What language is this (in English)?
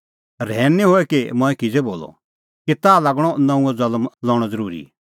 Kullu Pahari